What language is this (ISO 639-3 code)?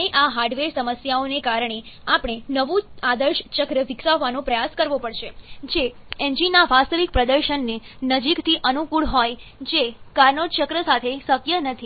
guj